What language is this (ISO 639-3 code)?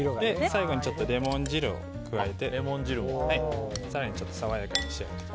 jpn